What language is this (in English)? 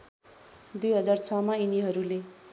Nepali